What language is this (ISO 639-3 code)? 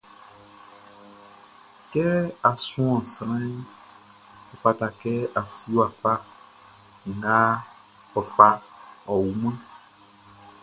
bci